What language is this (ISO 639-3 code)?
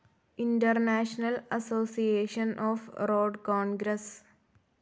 mal